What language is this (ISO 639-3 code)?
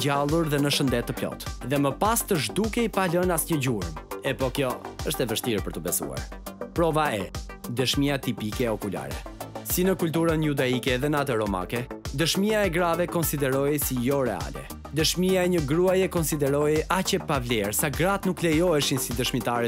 ron